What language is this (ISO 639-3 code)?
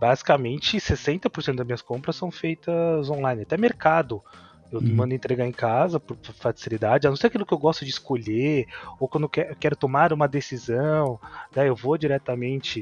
por